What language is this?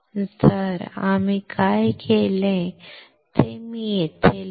Marathi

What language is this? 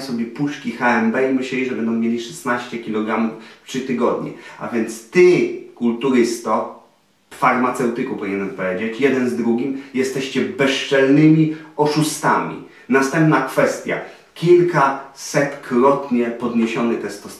Polish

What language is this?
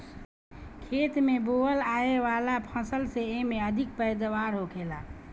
Bhojpuri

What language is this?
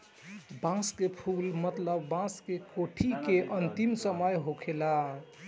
Bhojpuri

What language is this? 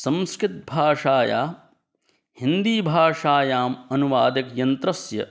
Sanskrit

